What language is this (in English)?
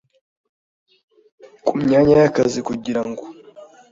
Kinyarwanda